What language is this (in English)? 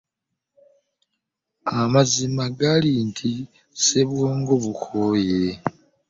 Ganda